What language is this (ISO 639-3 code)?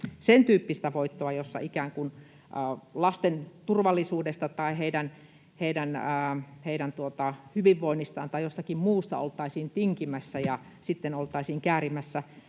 fin